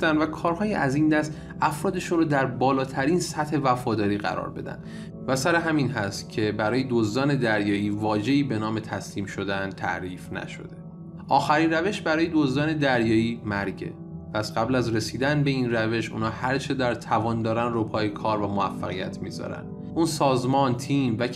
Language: Persian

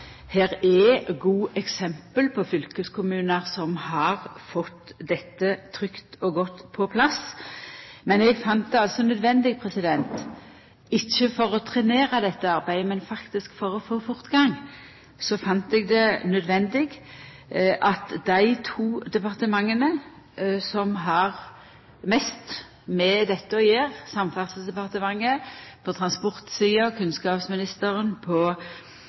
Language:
Norwegian Nynorsk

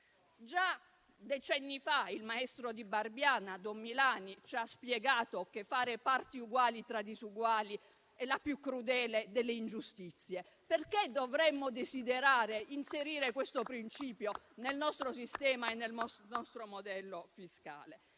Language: Italian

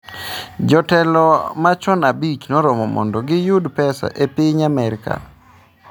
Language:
Luo (Kenya and Tanzania)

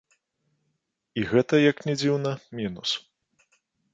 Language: Belarusian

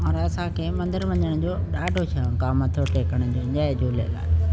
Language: Sindhi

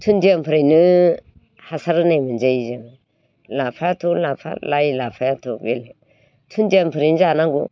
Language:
Bodo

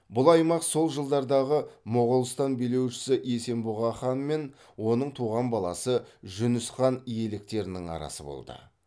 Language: Kazakh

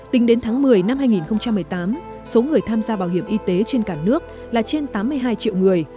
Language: Vietnamese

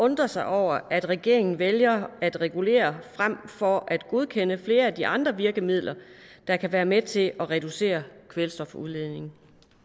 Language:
Danish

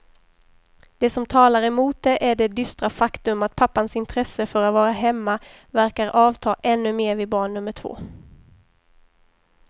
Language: Swedish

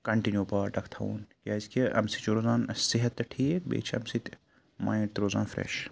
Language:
Kashmiri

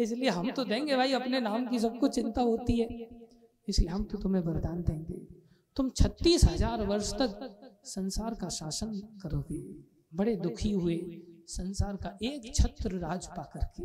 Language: Hindi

